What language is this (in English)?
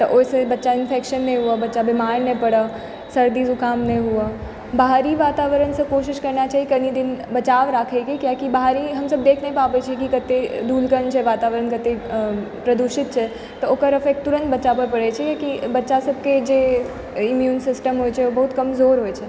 Maithili